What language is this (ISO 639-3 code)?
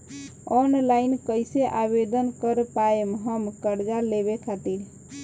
bho